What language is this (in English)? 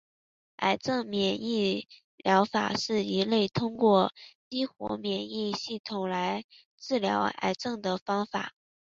Chinese